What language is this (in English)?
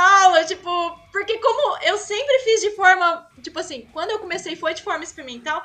Portuguese